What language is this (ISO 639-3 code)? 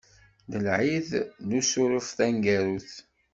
kab